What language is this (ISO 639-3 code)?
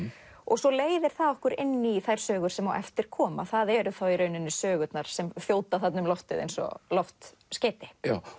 isl